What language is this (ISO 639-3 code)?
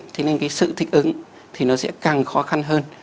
vie